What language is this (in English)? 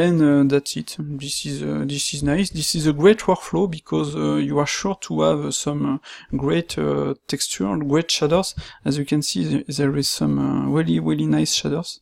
French